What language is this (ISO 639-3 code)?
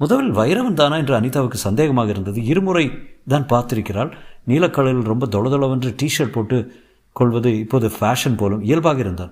tam